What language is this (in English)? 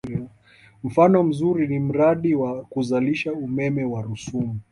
Swahili